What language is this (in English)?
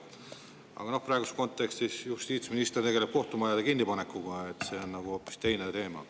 Estonian